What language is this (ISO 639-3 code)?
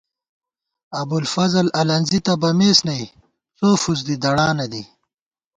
gwt